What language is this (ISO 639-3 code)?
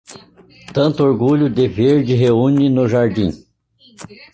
por